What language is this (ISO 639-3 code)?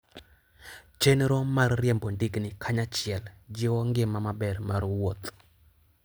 luo